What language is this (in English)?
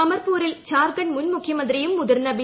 Malayalam